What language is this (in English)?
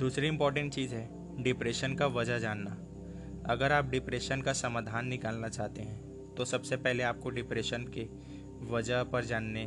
Hindi